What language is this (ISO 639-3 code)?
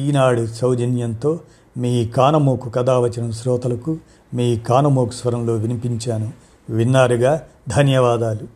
tel